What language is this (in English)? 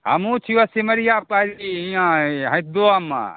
Maithili